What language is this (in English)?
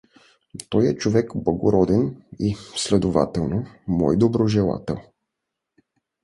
Bulgarian